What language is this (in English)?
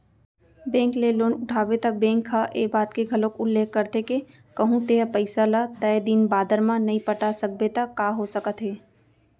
Chhattisgarhi